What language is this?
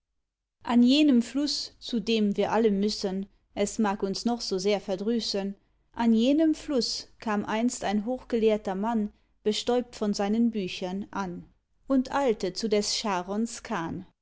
German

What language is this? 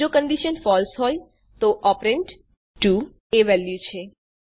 Gujarati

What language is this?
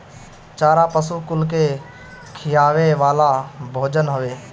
Bhojpuri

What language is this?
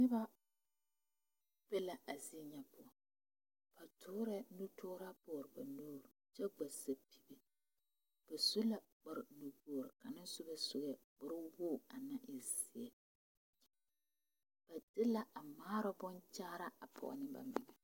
Southern Dagaare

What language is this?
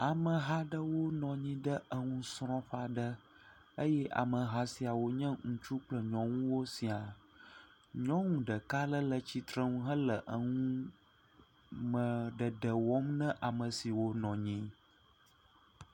Ewe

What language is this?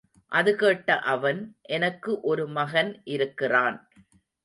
Tamil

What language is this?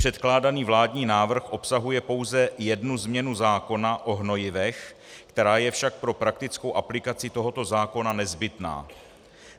Czech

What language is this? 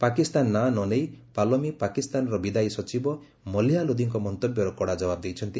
Odia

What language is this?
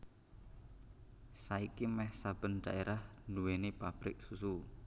Javanese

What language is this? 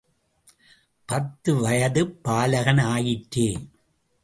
Tamil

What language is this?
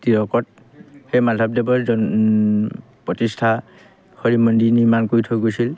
Assamese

